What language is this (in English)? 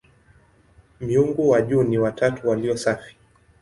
Swahili